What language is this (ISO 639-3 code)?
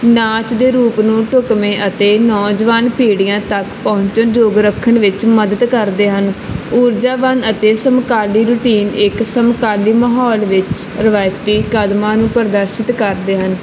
pan